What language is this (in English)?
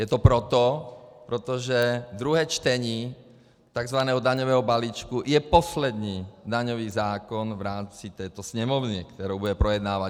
Czech